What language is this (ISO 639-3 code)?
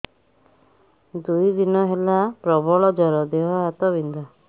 ori